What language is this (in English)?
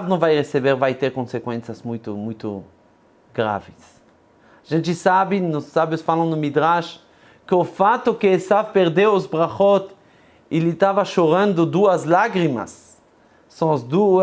Portuguese